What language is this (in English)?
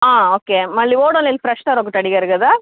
Telugu